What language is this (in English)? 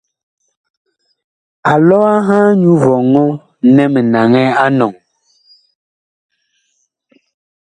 Bakoko